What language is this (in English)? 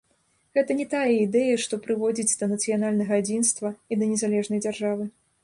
Belarusian